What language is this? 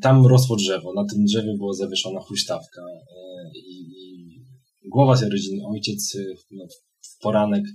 Polish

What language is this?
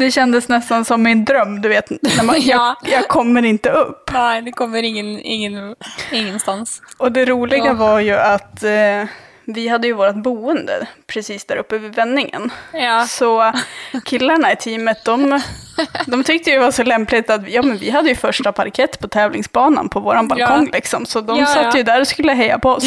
Swedish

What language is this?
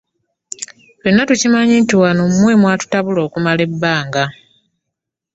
Ganda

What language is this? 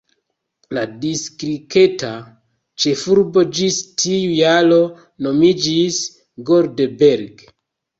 Esperanto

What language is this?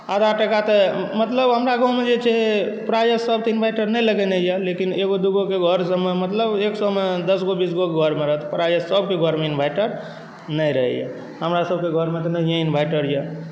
Maithili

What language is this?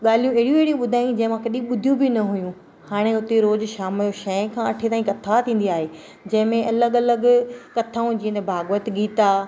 Sindhi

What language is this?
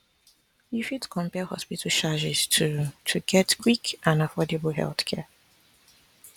Nigerian Pidgin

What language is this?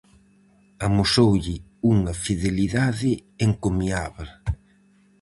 Galician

